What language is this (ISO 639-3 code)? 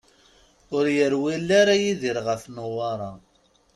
kab